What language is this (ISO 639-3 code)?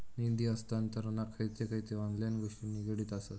mar